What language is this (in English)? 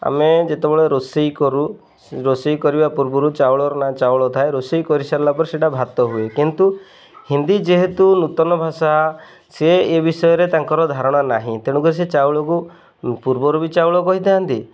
Odia